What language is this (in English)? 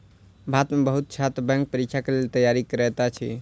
Maithili